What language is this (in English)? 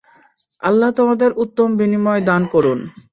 Bangla